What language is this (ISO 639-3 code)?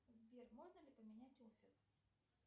rus